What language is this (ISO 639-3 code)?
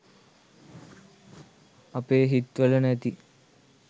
sin